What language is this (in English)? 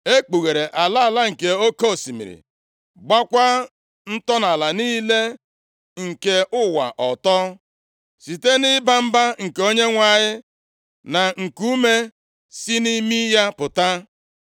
Igbo